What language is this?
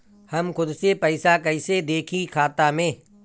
Bhojpuri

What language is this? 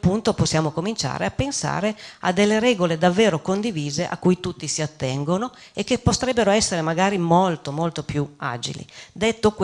Italian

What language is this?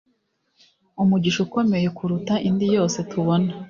Kinyarwanda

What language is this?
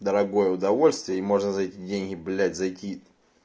Russian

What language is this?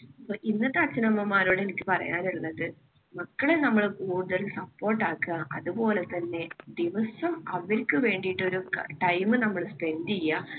Malayalam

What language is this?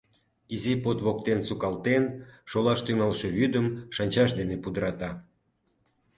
Mari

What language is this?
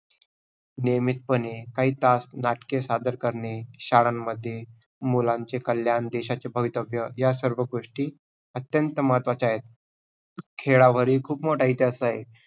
Marathi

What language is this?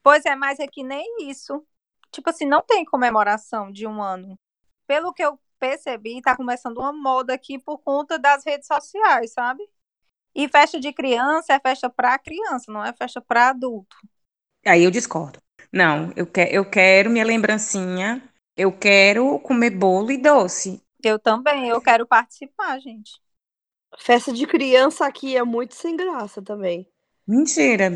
Portuguese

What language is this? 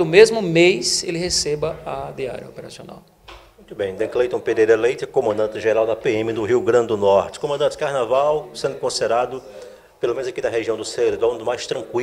Portuguese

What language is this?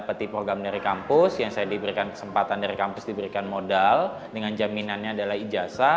Indonesian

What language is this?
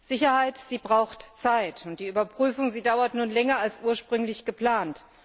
German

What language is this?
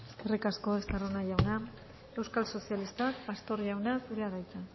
Basque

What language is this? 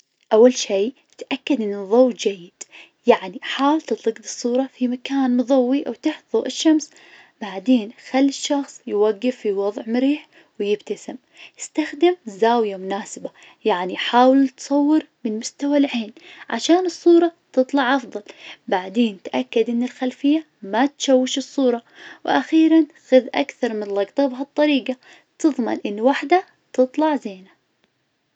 Najdi Arabic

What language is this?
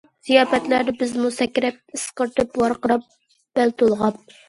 Uyghur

